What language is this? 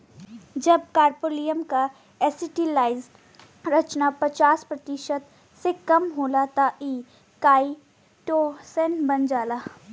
Bhojpuri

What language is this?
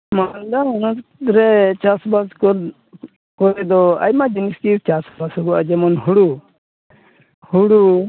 Santali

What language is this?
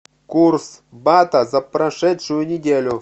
Russian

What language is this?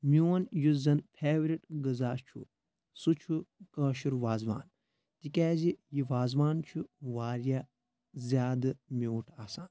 Kashmiri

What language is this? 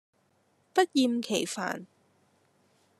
Cantonese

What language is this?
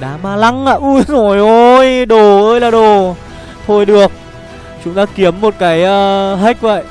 Vietnamese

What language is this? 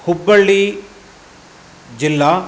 Sanskrit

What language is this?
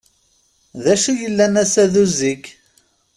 Kabyle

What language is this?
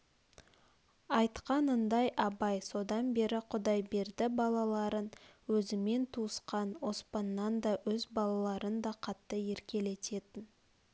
Kazakh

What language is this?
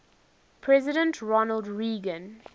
English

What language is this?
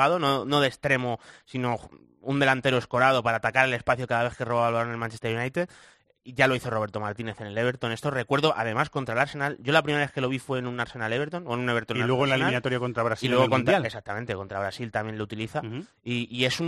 Spanish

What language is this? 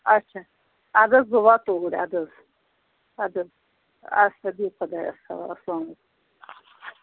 Kashmiri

